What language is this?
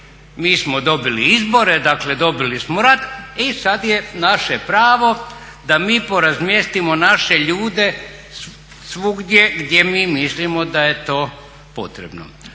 Croatian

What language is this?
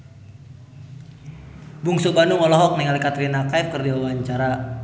Sundanese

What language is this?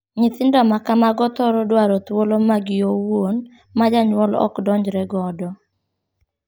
Luo (Kenya and Tanzania)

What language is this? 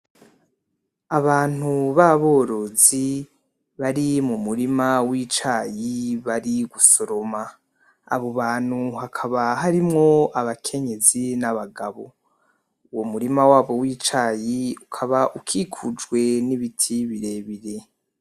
Rundi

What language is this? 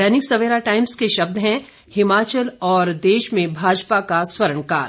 Hindi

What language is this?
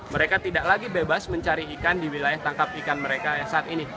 Indonesian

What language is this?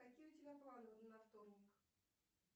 Russian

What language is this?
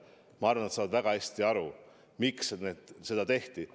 Estonian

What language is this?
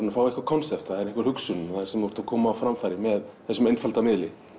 Icelandic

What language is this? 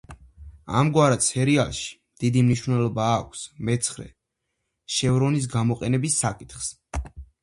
Georgian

